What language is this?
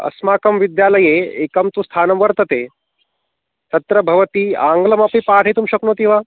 Sanskrit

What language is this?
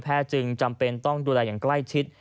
Thai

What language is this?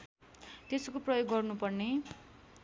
Nepali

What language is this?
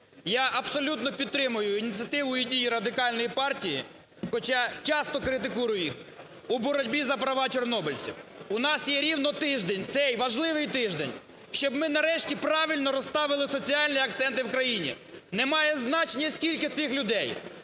Ukrainian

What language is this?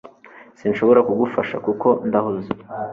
Kinyarwanda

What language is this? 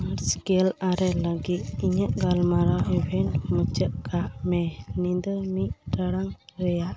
Santali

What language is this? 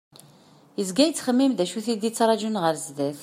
Kabyle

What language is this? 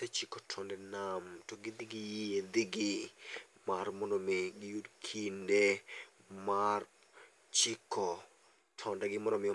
Luo (Kenya and Tanzania)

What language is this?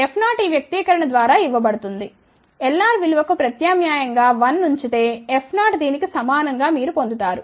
Telugu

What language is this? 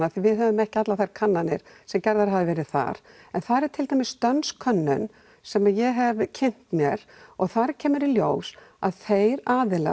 Icelandic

